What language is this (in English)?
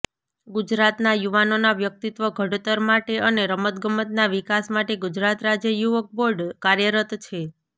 Gujarati